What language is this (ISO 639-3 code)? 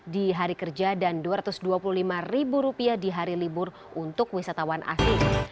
ind